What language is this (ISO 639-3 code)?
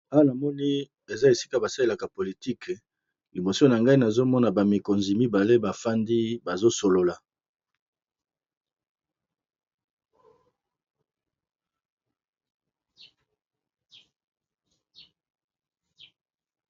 lin